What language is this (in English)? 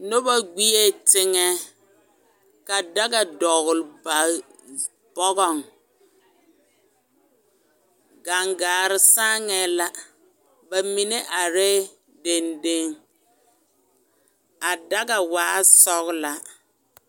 Southern Dagaare